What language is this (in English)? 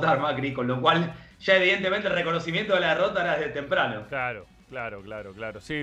Spanish